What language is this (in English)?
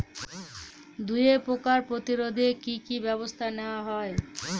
Bangla